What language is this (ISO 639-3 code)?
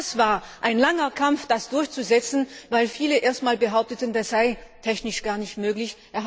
deu